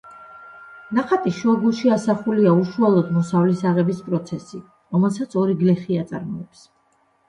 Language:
Georgian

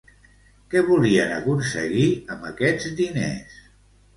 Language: Catalan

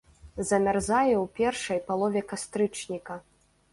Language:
Belarusian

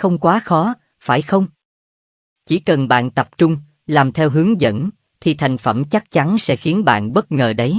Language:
Vietnamese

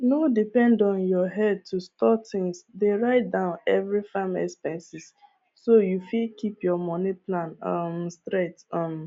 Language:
Nigerian Pidgin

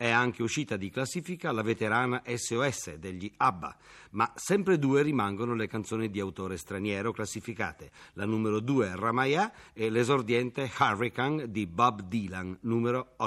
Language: Italian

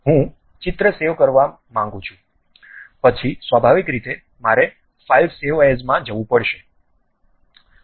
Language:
Gujarati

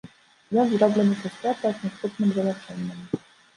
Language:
Belarusian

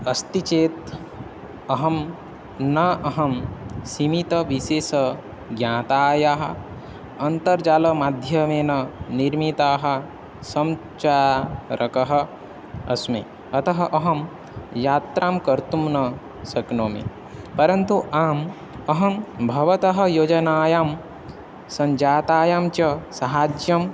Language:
Sanskrit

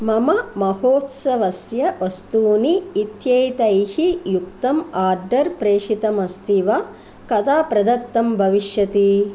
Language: Sanskrit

